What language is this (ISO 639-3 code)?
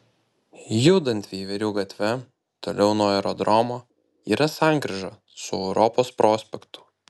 lit